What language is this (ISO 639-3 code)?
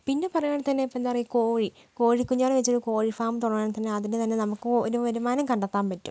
mal